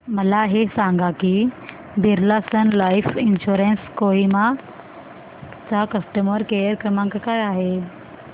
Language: Marathi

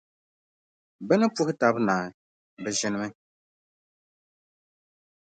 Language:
Dagbani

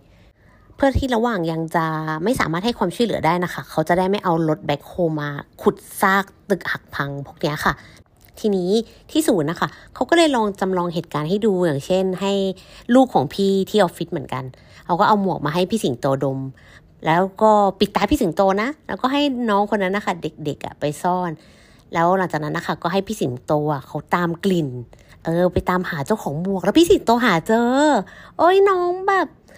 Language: Thai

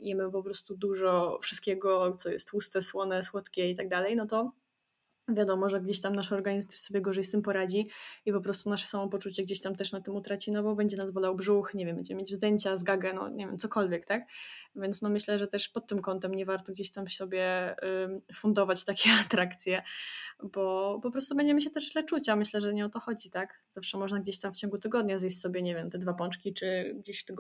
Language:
Polish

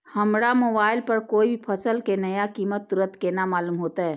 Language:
Maithili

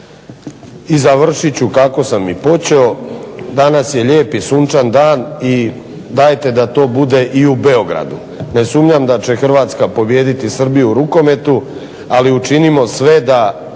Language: Croatian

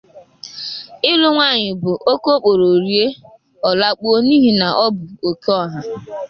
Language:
Igbo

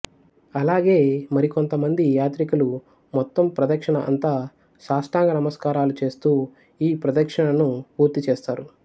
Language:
Telugu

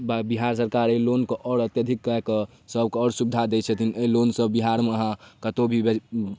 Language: Maithili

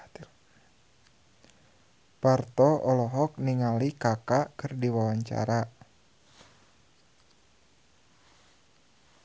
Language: Sundanese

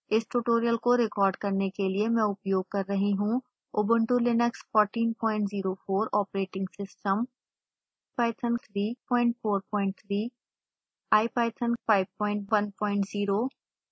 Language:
Hindi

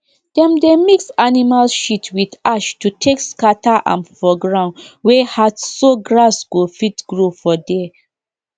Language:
Nigerian Pidgin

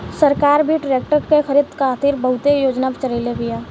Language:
Bhojpuri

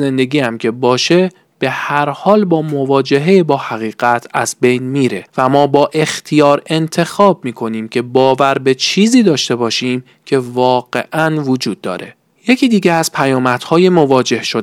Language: Persian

